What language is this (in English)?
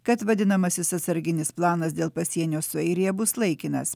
Lithuanian